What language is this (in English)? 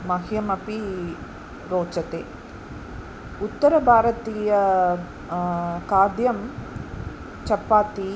Sanskrit